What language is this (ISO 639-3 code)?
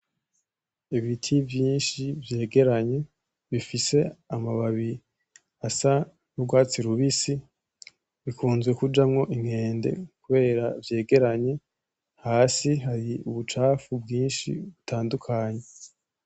run